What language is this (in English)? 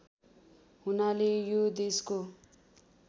Nepali